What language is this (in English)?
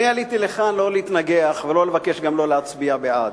Hebrew